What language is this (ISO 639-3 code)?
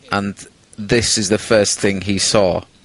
cym